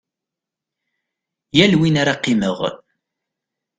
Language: Kabyle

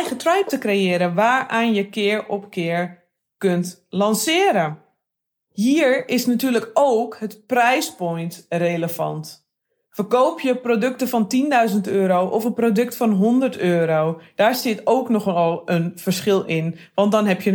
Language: Dutch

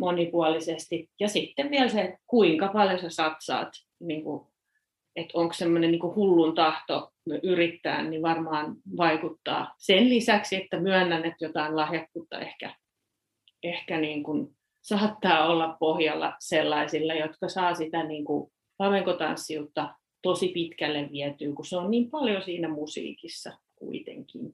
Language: Finnish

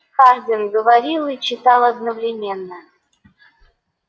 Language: Russian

